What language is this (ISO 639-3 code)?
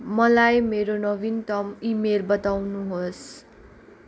nep